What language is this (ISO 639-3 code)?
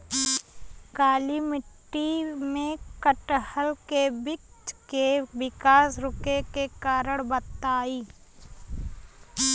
bho